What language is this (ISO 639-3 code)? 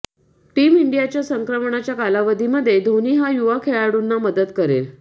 mar